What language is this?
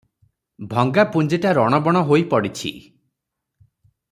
Odia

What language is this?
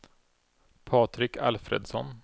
Swedish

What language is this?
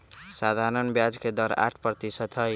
Magahi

